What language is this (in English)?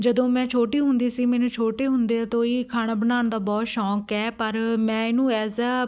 Punjabi